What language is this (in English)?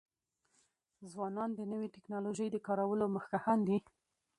Pashto